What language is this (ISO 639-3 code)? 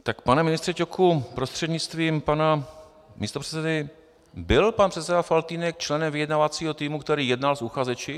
ces